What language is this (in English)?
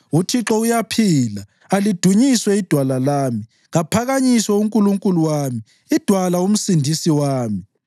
North Ndebele